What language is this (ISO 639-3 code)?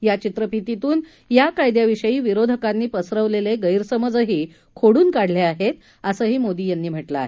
mar